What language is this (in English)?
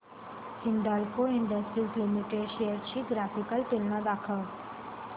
Marathi